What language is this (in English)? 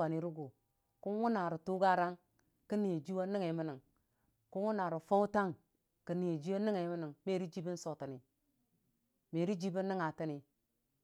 Dijim-Bwilim